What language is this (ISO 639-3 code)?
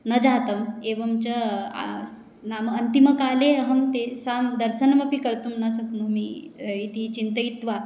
san